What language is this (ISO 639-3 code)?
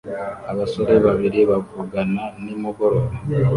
kin